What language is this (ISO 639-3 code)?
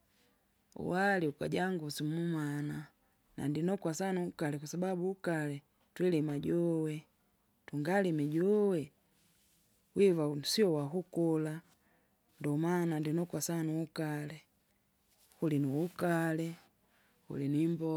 zga